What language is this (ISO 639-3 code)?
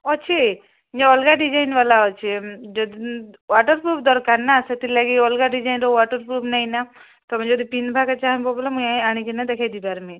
ori